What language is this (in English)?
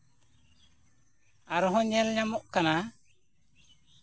Santali